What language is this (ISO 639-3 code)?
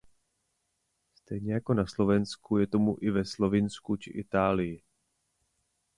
ces